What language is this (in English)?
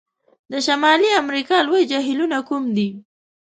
Pashto